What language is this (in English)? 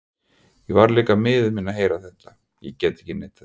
Icelandic